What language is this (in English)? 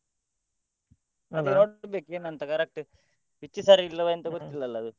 Kannada